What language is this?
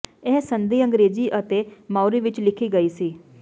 Punjabi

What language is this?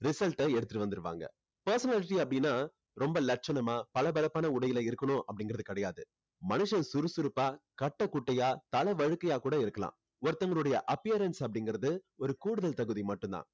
Tamil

